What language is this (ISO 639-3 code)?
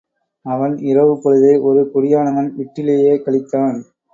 tam